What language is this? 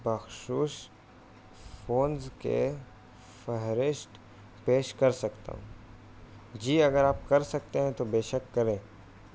Urdu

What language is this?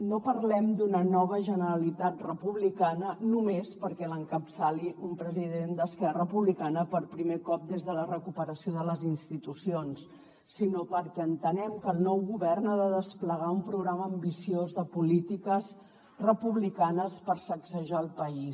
Catalan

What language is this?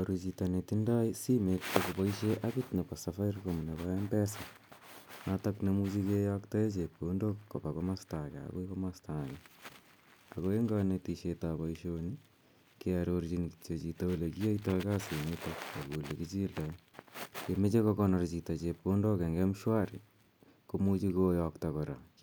Kalenjin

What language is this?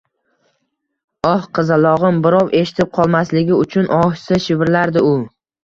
Uzbek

